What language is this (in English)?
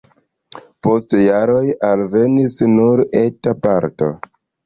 Esperanto